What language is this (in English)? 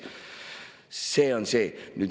Estonian